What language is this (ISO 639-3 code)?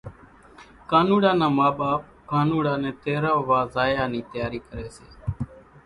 gjk